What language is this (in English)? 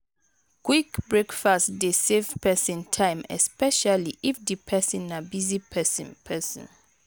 Nigerian Pidgin